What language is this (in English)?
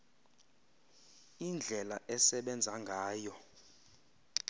Xhosa